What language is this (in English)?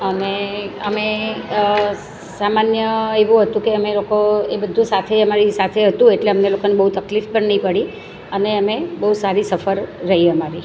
Gujarati